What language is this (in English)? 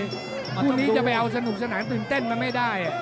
Thai